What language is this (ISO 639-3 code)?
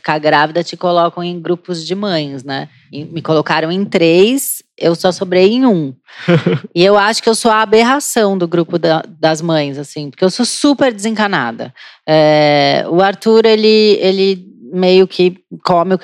por